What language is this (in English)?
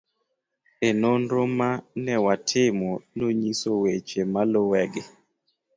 Luo (Kenya and Tanzania)